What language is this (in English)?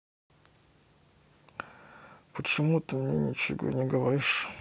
Russian